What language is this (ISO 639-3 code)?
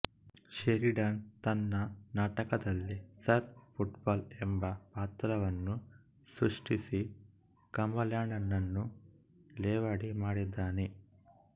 kan